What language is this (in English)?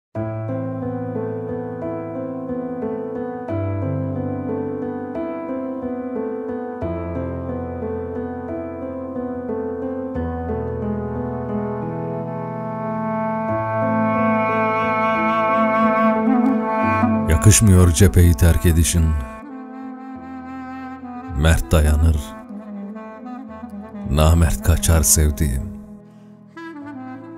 Turkish